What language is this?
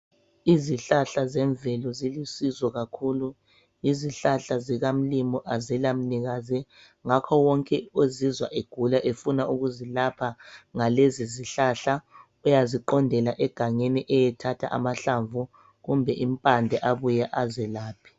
North Ndebele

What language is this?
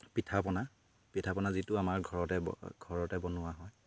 Assamese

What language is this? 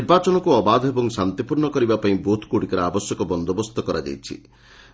Odia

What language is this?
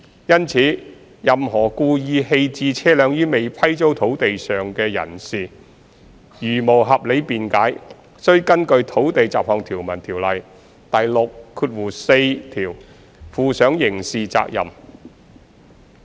Cantonese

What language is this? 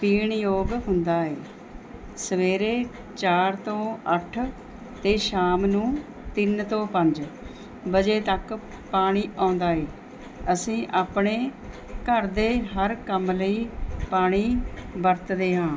Punjabi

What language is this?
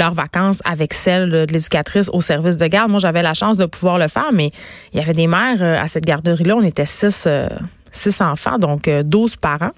French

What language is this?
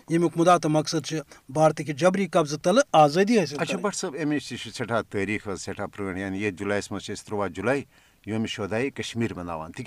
Urdu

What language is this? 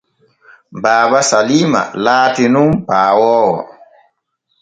Borgu Fulfulde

